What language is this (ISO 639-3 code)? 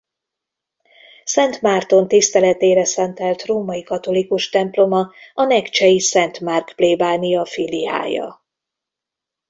hun